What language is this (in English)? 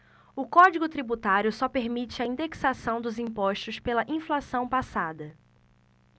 Portuguese